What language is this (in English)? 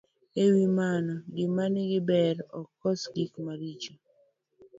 Luo (Kenya and Tanzania)